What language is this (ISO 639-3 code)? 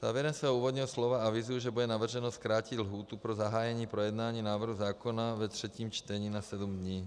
ces